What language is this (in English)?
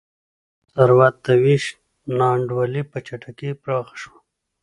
Pashto